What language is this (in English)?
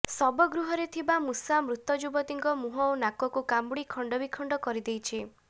Odia